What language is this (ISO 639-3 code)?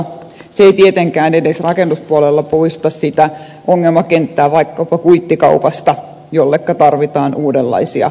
fin